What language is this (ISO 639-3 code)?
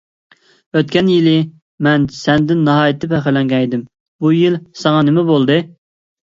uig